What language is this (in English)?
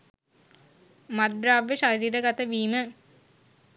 Sinhala